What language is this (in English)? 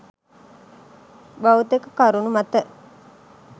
Sinhala